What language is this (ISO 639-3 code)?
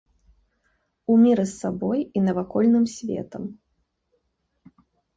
bel